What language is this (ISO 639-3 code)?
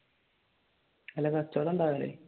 mal